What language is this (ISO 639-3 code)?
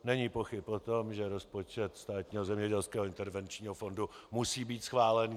ces